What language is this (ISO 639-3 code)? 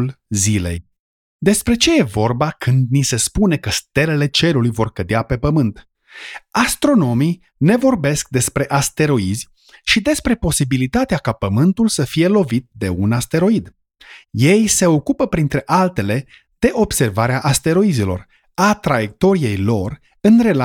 ron